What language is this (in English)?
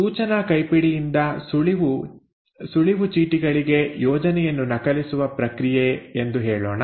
Kannada